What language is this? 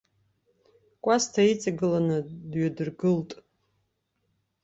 Abkhazian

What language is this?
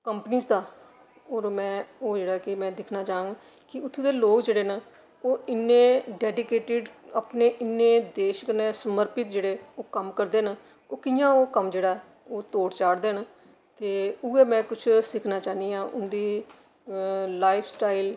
Dogri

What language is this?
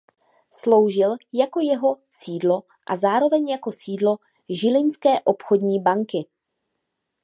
Czech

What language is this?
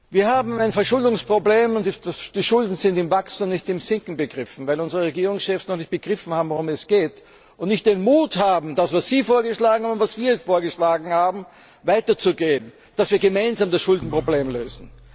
German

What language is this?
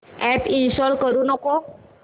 Marathi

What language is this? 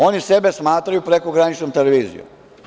Serbian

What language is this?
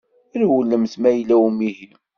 Kabyle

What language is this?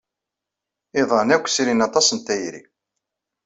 Kabyle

